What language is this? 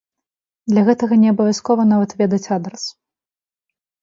Belarusian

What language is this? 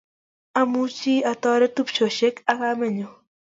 Kalenjin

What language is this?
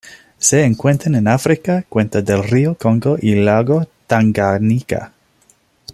Spanish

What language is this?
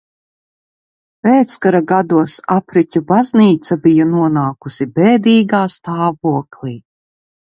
Latvian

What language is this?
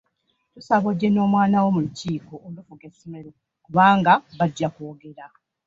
Ganda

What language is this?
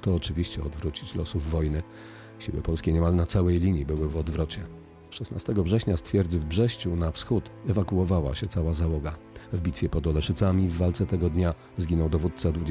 Polish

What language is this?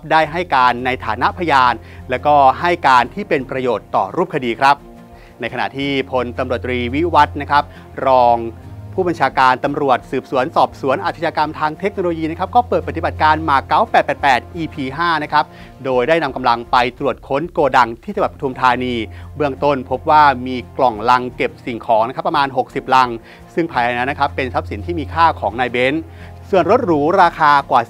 Thai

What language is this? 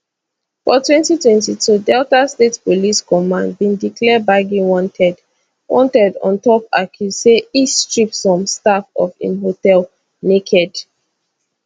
Nigerian Pidgin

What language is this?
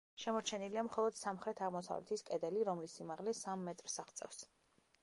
Georgian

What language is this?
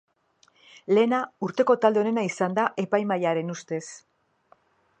Basque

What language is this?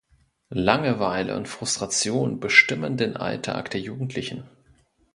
German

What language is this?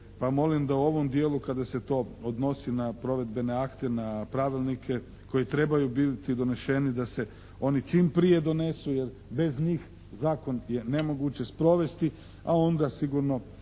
Croatian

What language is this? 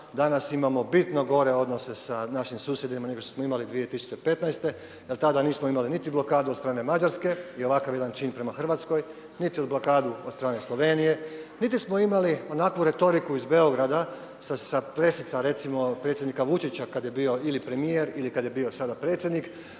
Croatian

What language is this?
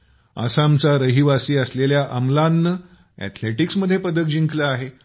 Marathi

